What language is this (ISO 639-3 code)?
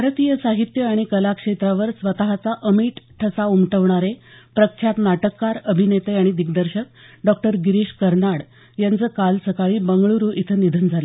mar